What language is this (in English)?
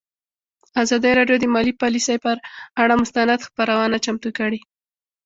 Pashto